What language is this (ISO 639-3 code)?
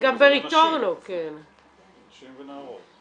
heb